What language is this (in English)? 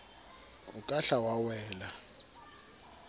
Southern Sotho